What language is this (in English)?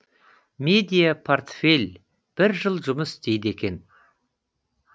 Kazakh